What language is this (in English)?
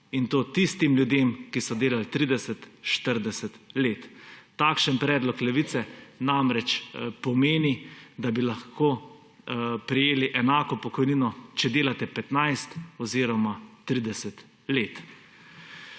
Slovenian